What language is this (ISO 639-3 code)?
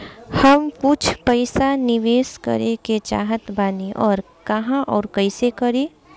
bho